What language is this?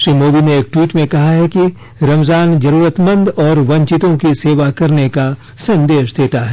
Hindi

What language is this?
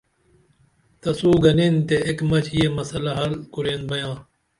Dameli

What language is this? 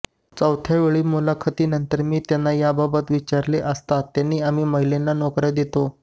Marathi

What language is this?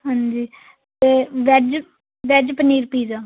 Punjabi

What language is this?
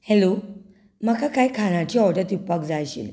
Konkani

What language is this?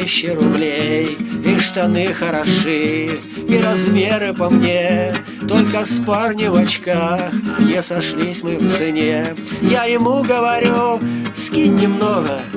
Russian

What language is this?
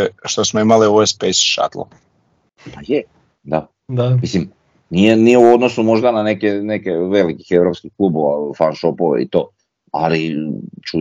Croatian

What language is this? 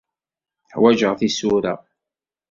Kabyle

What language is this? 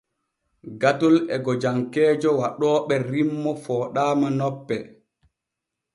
Borgu Fulfulde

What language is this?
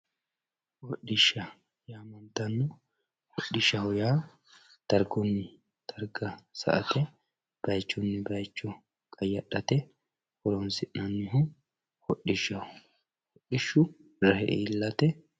Sidamo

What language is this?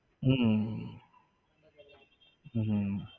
Gujarati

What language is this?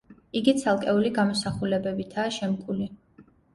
Georgian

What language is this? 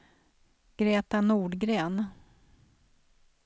Swedish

